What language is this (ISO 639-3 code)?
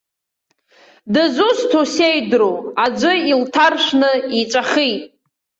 abk